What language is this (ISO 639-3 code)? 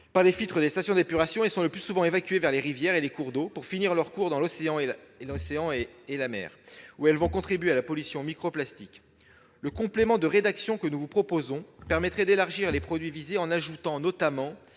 fra